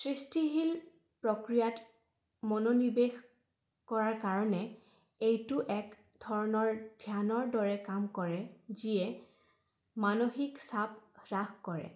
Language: Assamese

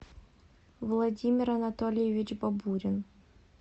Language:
Russian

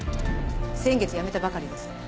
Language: Japanese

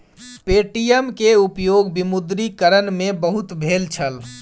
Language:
Maithili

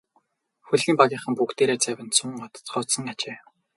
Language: Mongolian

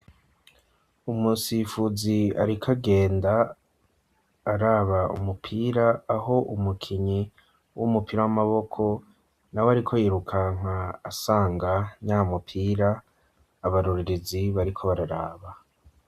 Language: Rundi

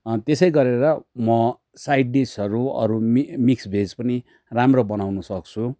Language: Nepali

